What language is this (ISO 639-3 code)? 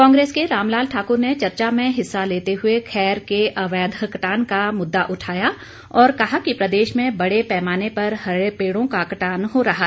hin